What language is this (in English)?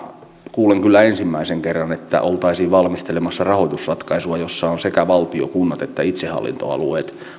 Finnish